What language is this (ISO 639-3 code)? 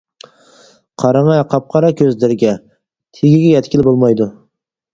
uig